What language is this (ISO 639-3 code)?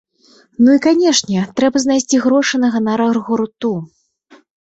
bel